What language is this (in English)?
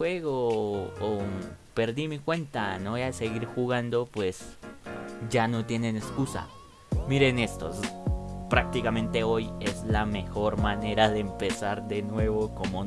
Spanish